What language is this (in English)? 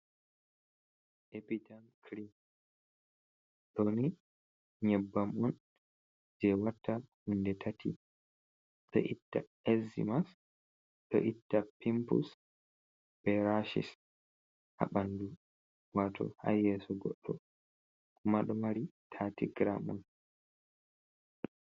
Fula